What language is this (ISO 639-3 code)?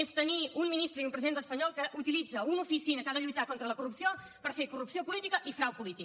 cat